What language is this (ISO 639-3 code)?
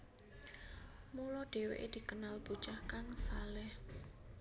jav